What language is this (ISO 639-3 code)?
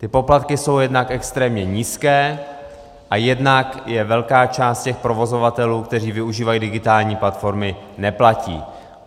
ces